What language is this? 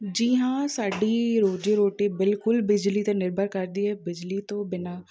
Punjabi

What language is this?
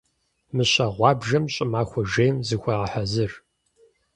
Kabardian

